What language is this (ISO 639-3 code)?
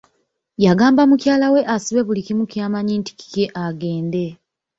lug